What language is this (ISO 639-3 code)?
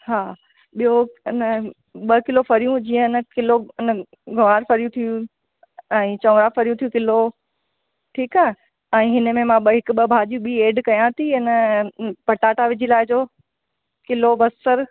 snd